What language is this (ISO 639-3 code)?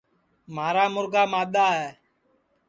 ssi